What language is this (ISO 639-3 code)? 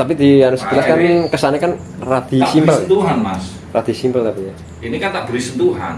ind